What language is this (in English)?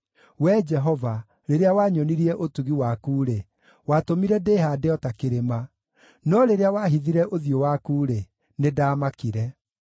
Kikuyu